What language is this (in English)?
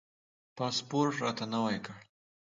Pashto